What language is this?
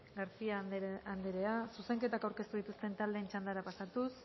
Basque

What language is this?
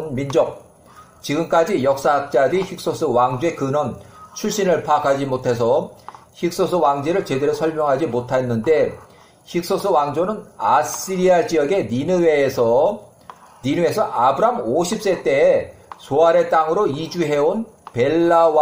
Korean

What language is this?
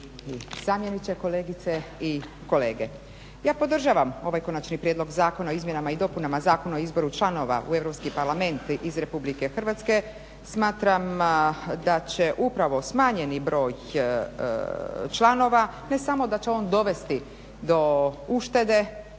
Croatian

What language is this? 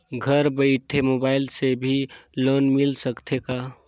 Chhattisgarhi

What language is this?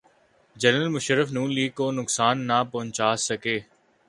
Urdu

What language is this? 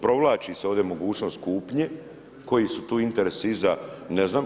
Croatian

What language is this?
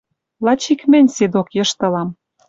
Western Mari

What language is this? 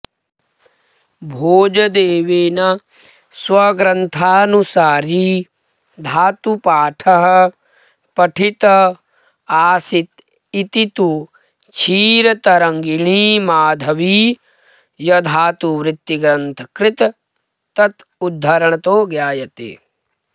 Sanskrit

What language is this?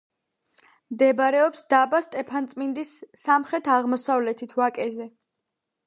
Georgian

